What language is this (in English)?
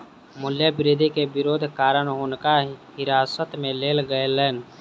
Maithili